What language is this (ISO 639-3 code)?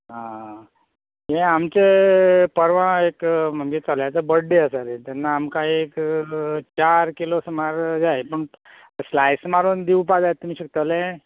kok